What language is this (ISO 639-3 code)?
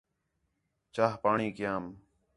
xhe